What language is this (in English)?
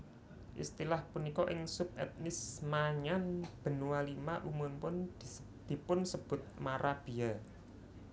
Javanese